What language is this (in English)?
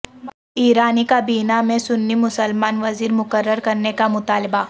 Urdu